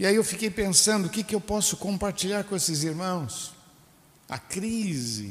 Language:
Portuguese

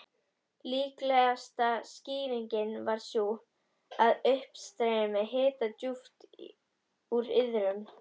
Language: Icelandic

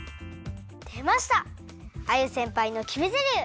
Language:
Japanese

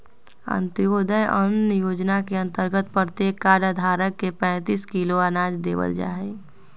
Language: Magahi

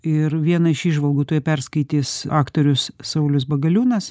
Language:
Lithuanian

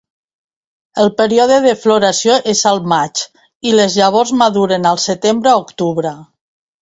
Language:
Catalan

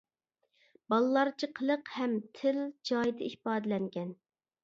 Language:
Uyghur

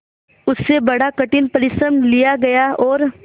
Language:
Hindi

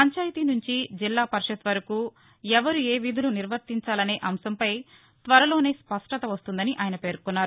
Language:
Telugu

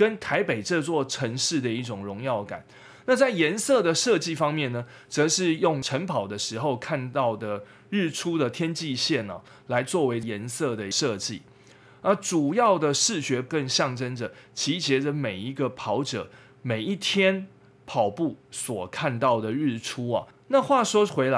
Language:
Chinese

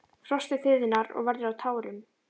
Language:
Icelandic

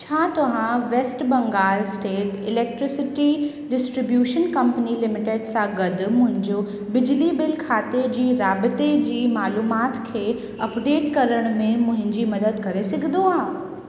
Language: Sindhi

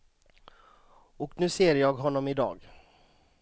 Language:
Swedish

